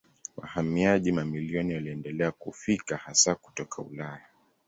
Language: Swahili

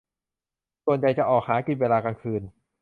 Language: Thai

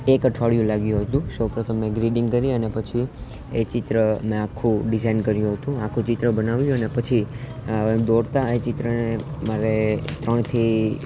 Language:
Gujarati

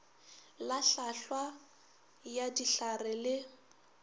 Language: Northern Sotho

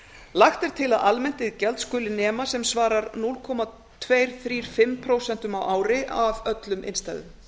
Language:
Icelandic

